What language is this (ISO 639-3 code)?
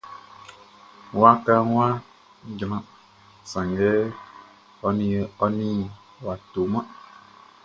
bci